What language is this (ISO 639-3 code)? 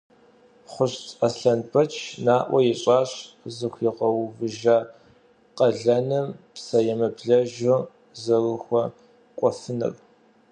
kbd